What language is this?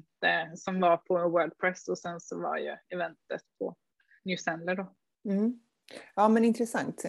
Swedish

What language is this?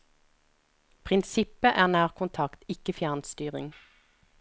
Norwegian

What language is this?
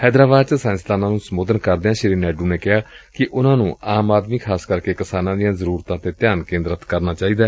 Punjabi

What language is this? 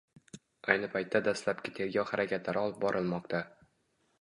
Uzbek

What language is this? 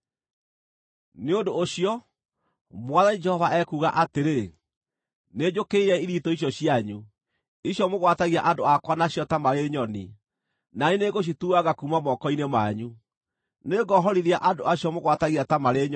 Kikuyu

